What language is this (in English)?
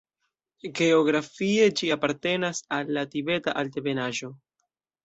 Esperanto